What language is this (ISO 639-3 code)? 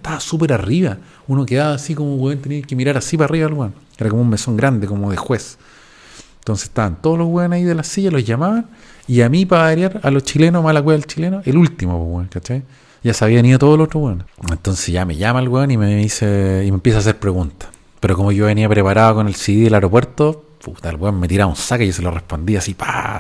spa